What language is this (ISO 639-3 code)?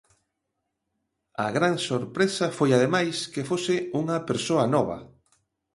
glg